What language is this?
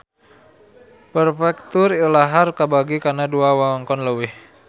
Sundanese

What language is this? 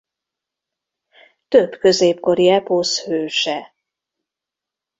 Hungarian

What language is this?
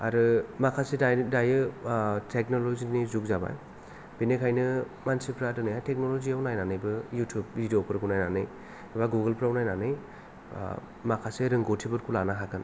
Bodo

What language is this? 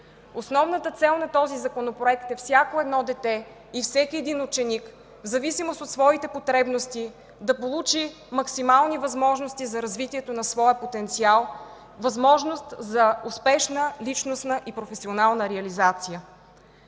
Bulgarian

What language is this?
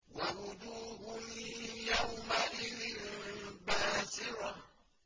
Arabic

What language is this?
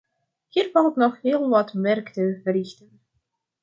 Dutch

